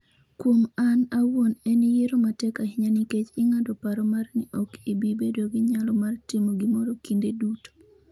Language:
Luo (Kenya and Tanzania)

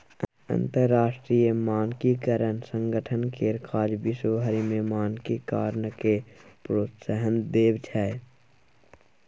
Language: Maithili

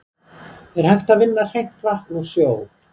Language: Icelandic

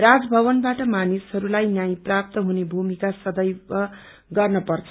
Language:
Nepali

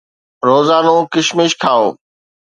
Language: Sindhi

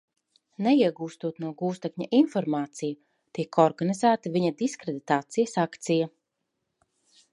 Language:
Latvian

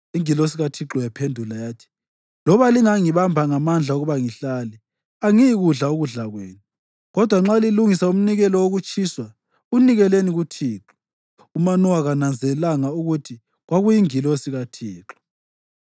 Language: North Ndebele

